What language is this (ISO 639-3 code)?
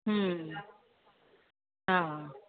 snd